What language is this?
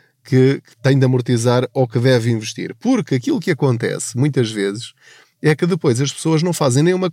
Portuguese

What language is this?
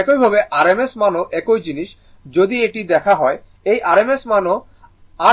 Bangla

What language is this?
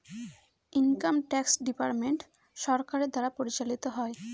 Bangla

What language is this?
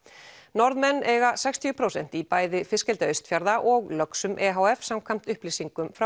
Icelandic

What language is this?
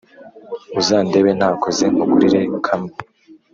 Kinyarwanda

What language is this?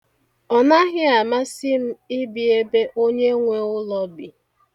Igbo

